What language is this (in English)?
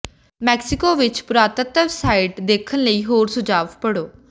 Punjabi